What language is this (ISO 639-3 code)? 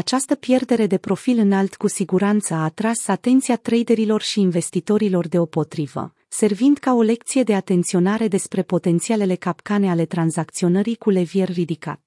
ron